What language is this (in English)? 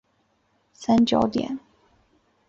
Chinese